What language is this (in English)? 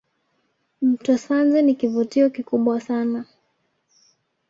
Swahili